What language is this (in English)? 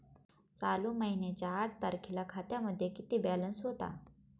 Marathi